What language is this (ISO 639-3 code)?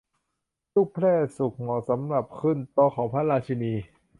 tha